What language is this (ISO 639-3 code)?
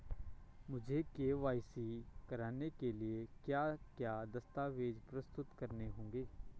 hin